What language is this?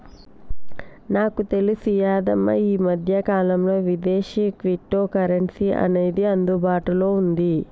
Telugu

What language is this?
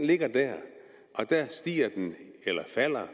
Danish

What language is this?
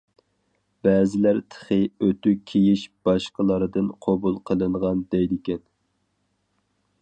Uyghur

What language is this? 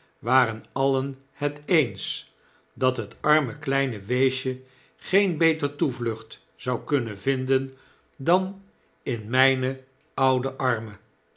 Dutch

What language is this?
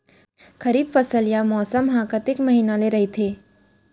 Chhattisgarhi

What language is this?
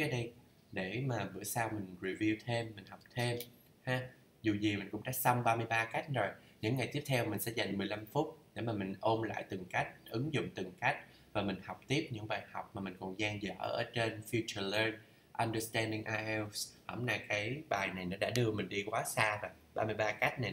Vietnamese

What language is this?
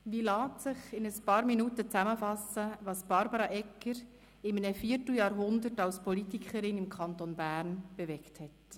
Swiss German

